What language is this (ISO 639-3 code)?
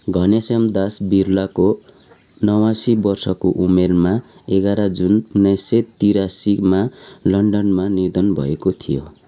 nep